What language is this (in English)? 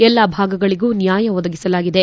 Kannada